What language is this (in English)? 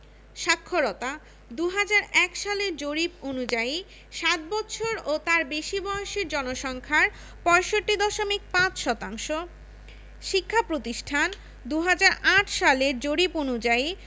Bangla